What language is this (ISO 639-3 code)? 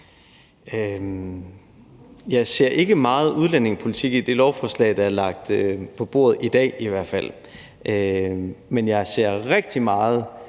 dan